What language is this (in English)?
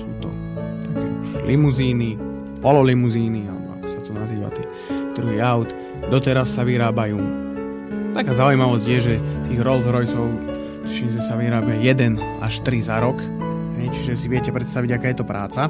Slovak